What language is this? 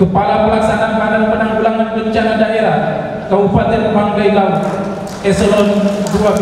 Indonesian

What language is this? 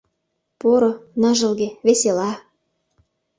Mari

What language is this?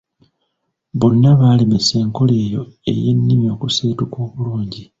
Ganda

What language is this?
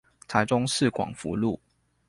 Chinese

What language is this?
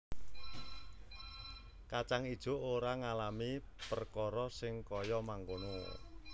Javanese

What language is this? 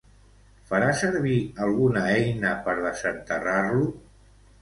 Catalan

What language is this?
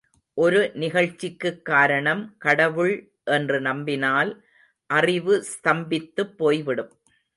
Tamil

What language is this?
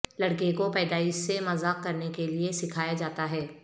Urdu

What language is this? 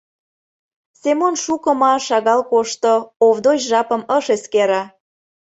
Mari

